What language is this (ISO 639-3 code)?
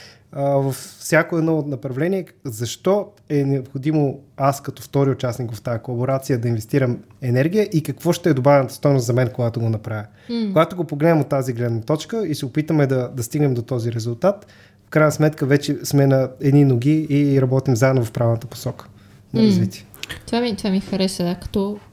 bul